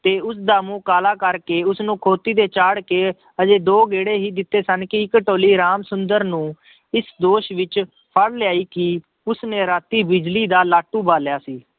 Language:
Punjabi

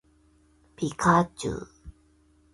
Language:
Chinese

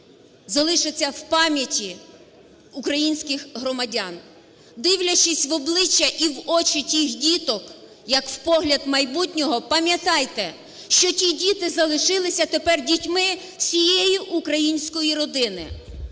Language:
Ukrainian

